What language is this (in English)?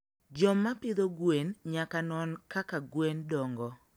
Luo (Kenya and Tanzania)